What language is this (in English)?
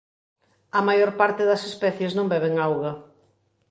Galician